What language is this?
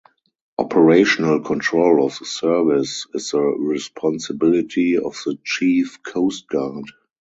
English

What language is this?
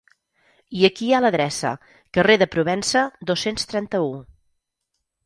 Catalan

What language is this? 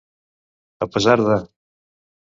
Catalan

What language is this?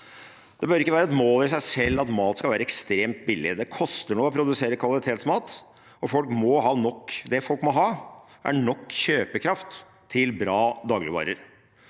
Norwegian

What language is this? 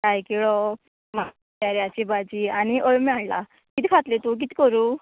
Konkani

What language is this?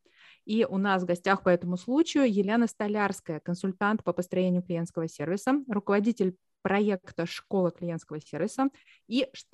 Russian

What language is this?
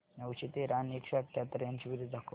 Marathi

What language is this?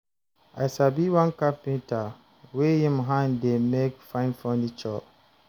Nigerian Pidgin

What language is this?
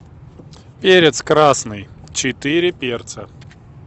Russian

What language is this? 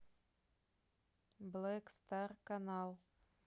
Russian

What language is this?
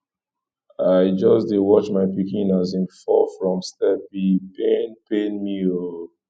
Nigerian Pidgin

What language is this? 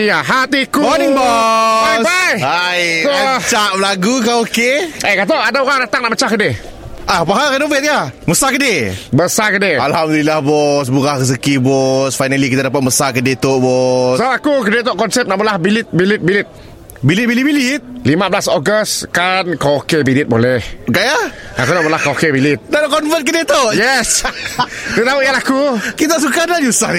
Malay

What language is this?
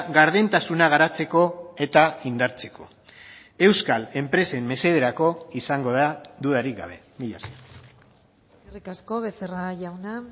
Basque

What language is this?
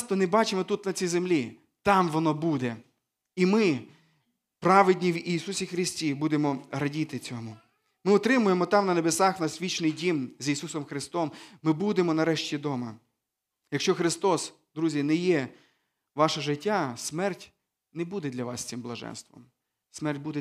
Ukrainian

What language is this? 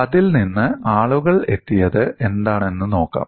Malayalam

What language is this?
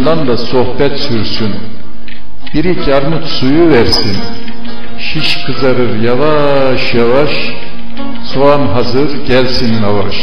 Turkish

